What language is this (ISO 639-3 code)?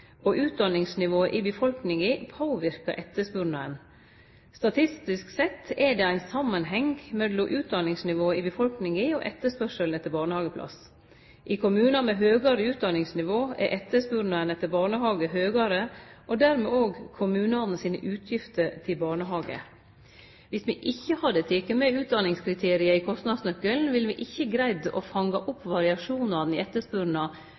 nno